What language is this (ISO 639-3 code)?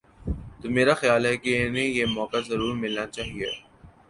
urd